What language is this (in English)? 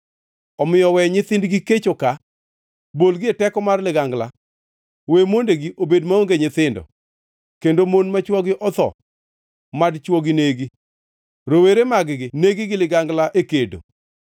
Luo (Kenya and Tanzania)